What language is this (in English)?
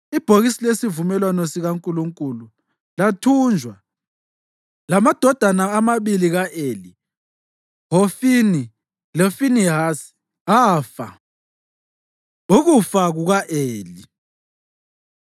North Ndebele